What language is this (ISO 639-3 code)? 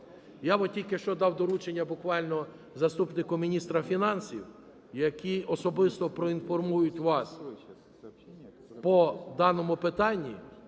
ukr